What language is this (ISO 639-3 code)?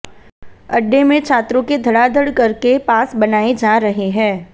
hin